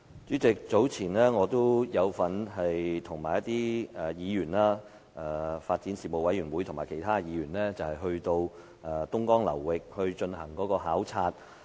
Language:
Cantonese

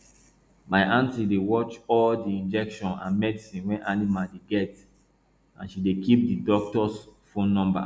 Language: Nigerian Pidgin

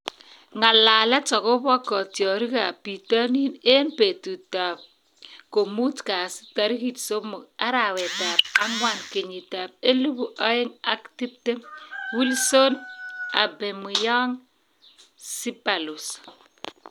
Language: Kalenjin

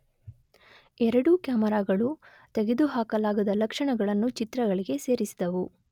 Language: Kannada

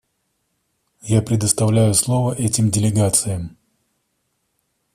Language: Russian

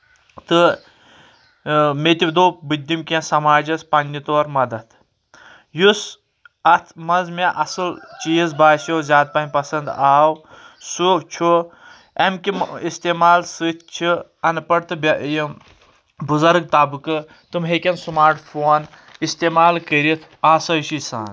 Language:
Kashmiri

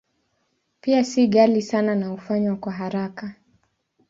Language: Swahili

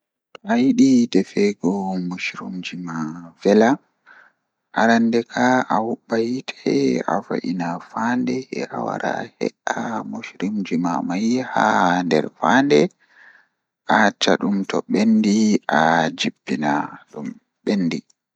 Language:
Fula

